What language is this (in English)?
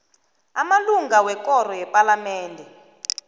South Ndebele